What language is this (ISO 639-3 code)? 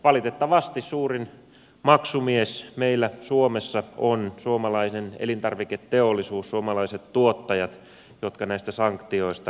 fin